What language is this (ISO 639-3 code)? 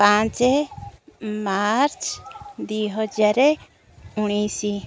ori